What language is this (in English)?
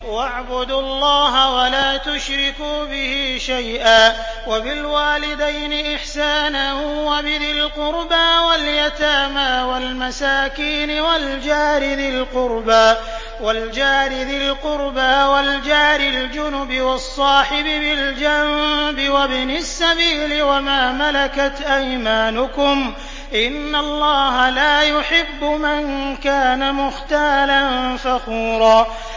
Arabic